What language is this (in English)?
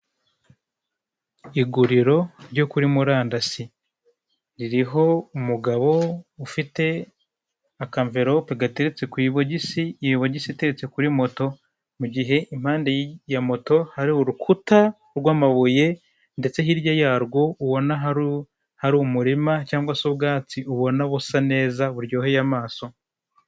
Kinyarwanda